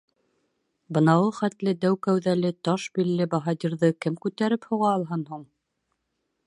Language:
Bashkir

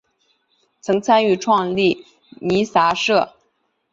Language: Chinese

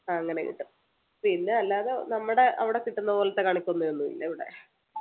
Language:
Malayalam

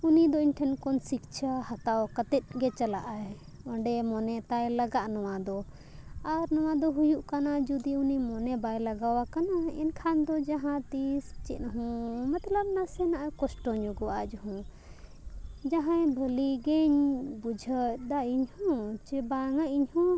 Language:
Santali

